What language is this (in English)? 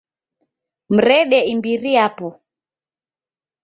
Taita